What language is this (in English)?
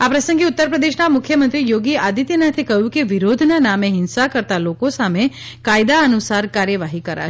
Gujarati